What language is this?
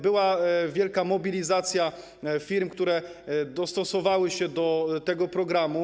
Polish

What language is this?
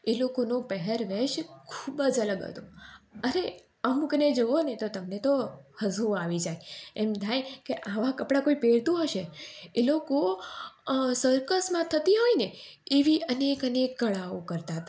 Gujarati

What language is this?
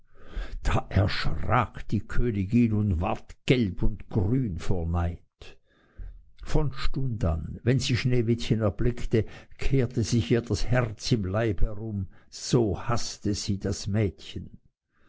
German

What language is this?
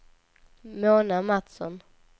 Swedish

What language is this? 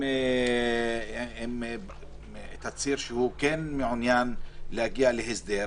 Hebrew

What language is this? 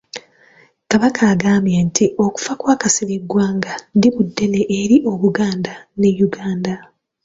Ganda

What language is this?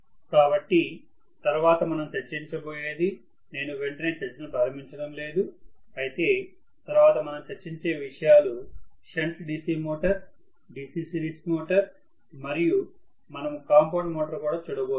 Telugu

